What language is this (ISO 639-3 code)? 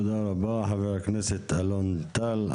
heb